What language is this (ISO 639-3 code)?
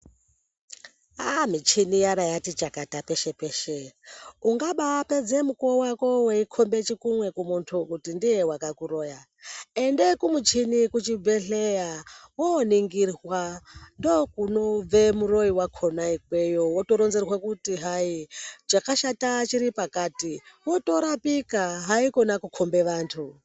ndc